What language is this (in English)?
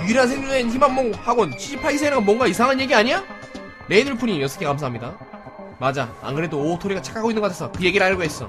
Korean